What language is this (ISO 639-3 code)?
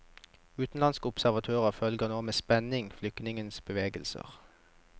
nor